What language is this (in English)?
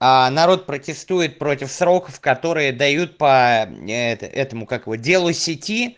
Russian